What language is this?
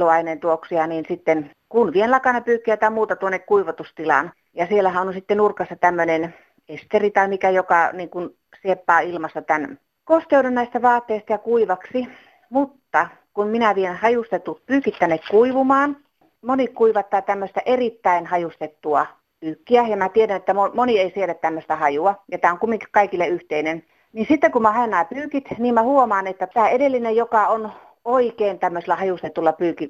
Finnish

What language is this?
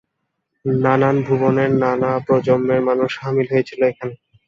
Bangla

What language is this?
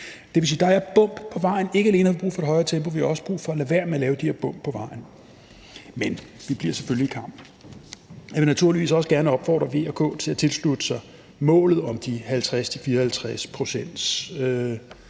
Danish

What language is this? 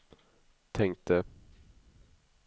Swedish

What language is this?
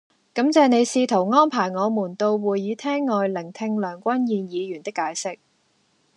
Cantonese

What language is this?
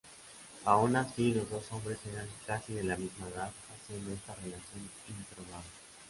Spanish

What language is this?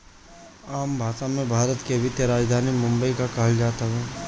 Bhojpuri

